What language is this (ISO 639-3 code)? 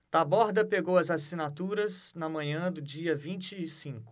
por